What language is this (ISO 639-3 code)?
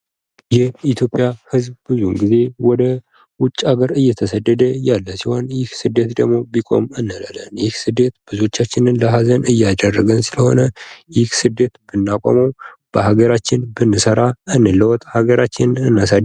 amh